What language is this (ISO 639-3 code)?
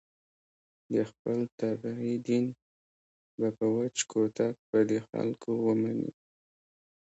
pus